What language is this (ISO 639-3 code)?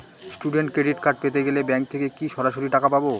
ben